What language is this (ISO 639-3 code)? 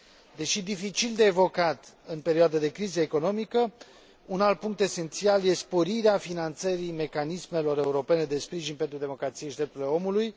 ron